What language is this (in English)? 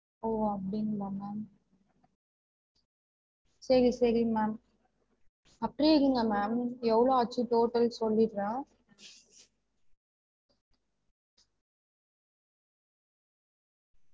Tamil